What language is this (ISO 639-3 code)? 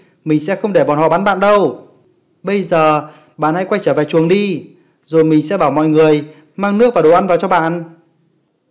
vie